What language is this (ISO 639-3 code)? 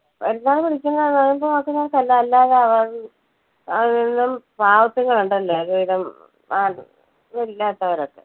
mal